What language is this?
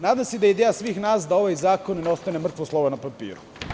Serbian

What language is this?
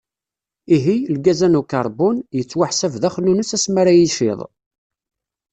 Kabyle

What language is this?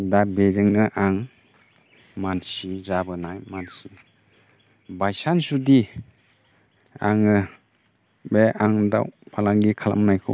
Bodo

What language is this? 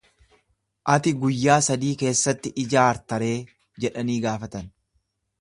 Oromo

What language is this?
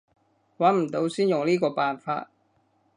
Cantonese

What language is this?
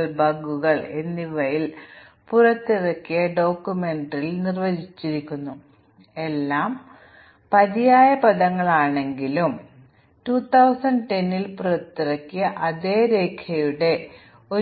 Malayalam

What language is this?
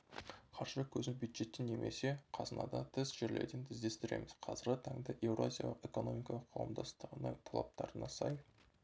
Kazakh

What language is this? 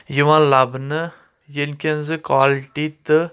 Kashmiri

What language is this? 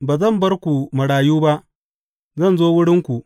Hausa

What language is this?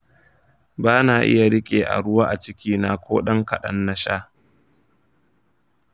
Hausa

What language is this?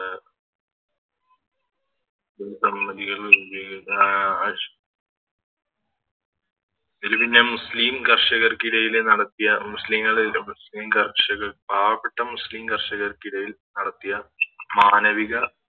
Malayalam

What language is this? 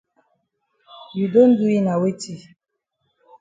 Cameroon Pidgin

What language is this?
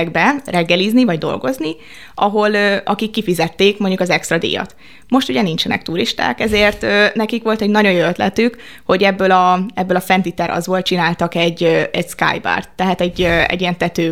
Hungarian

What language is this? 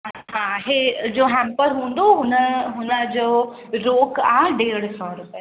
Sindhi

